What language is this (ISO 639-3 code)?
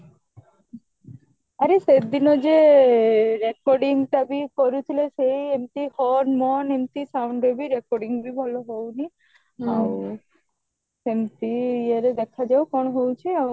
ori